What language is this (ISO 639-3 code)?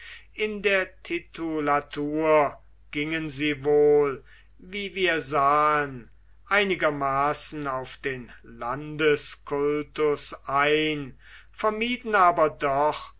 deu